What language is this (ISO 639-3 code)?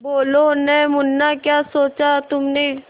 hin